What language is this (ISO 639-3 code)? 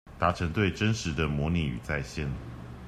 zho